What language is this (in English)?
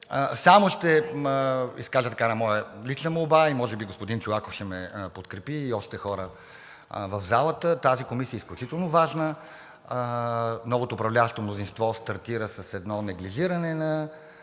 Bulgarian